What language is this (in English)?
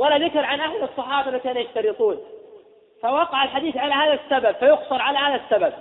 Arabic